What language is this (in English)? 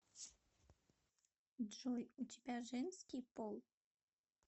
Russian